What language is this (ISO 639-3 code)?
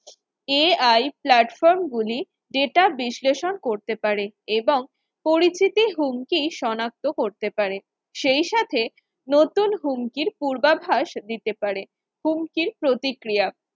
ben